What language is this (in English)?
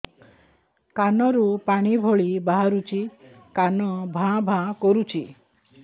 Odia